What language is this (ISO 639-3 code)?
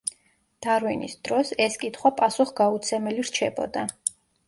kat